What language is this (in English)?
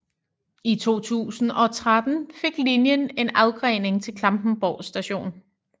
Danish